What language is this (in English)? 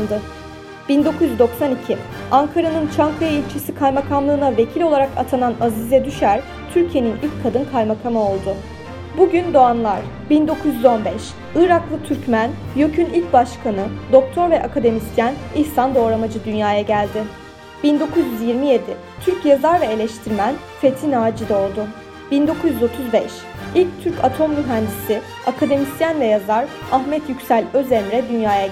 Turkish